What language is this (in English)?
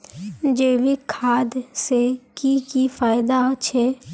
Magahi